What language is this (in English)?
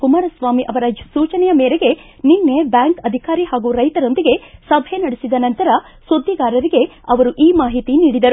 Kannada